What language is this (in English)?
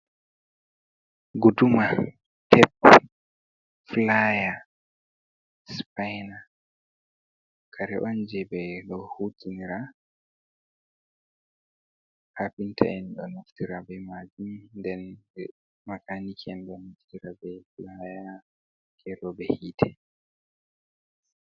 Fula